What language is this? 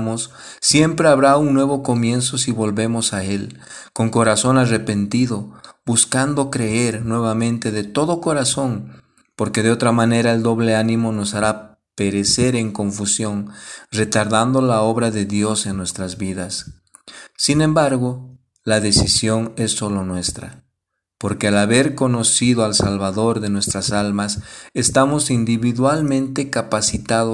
Spanish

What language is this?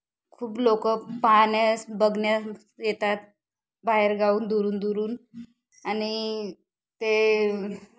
Marathi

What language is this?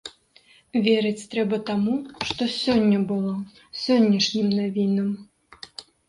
Belarusian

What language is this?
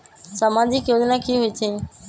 Magahi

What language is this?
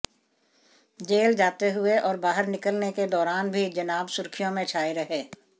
Hindi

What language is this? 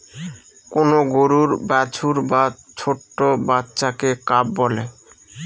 Bangla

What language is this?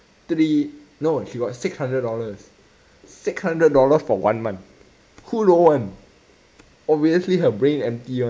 English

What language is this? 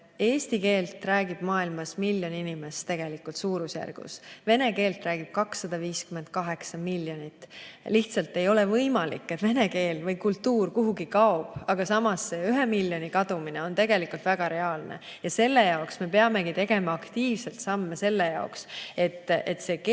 Estonian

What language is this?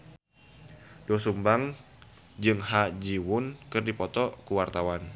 Sundanese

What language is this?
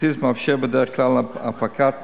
Hebrew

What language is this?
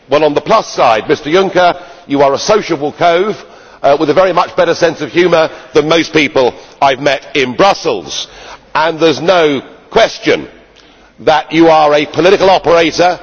English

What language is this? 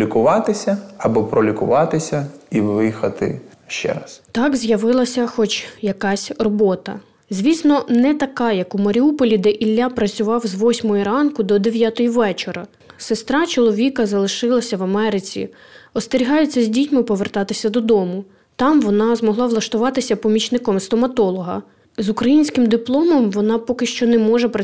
Ukrainian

